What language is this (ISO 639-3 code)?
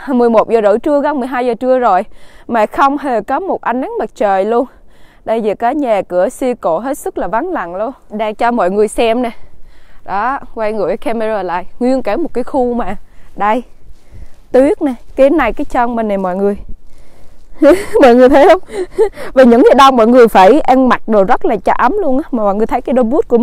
vie